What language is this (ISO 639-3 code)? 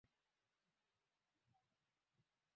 swa